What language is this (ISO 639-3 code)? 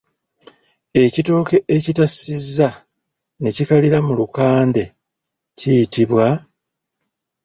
lug